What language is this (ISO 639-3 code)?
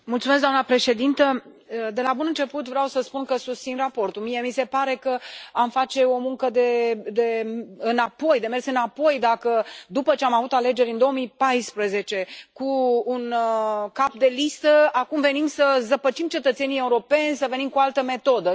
ron